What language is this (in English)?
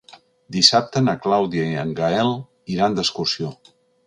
Catalan